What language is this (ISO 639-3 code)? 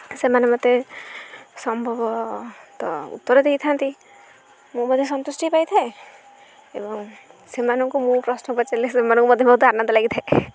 ori